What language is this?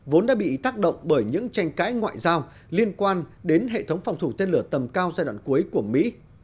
Vietnamese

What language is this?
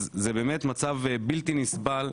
Hebrew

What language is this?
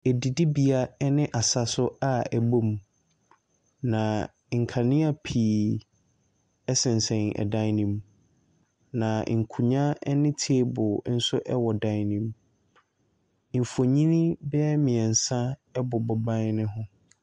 Akan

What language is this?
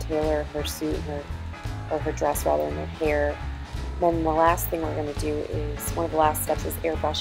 English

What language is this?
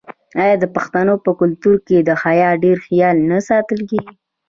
Pashto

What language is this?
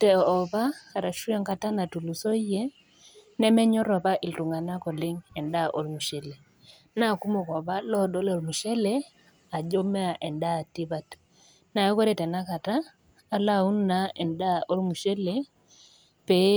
Masai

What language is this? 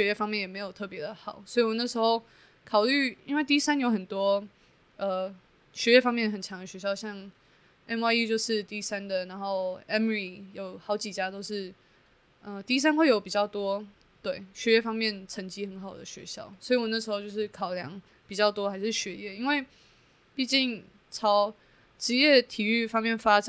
Chinese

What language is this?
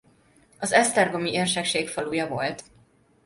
Hungarian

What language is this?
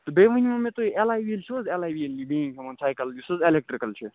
Kashmiri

